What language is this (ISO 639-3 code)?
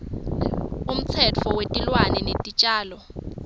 ssw